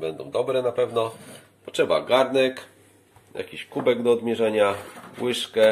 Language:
Polish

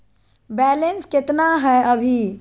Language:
Magahi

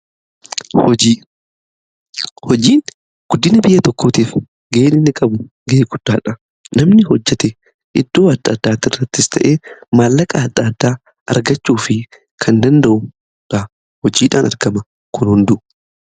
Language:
Oromo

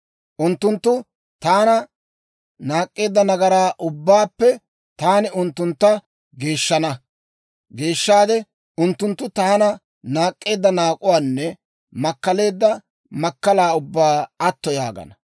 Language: Dawro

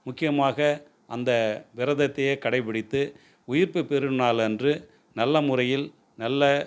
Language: Tamil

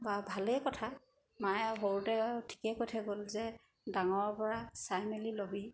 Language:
Assamese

